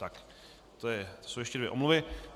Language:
Czech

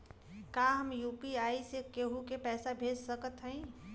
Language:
Bhojpuri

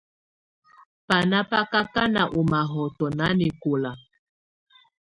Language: Tunen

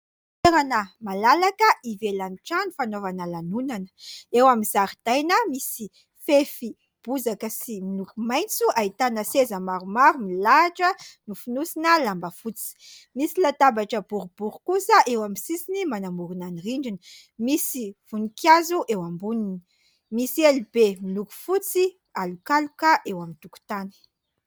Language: Malagasy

